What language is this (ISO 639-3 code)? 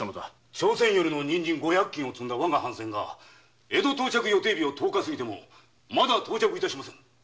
jpn